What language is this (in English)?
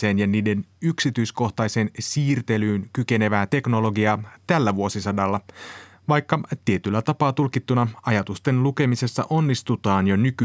Finnish